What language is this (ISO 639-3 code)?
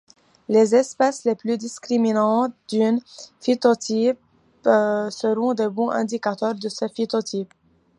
fra